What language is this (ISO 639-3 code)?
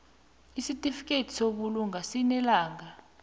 nbl